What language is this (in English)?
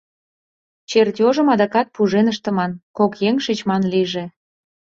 Mari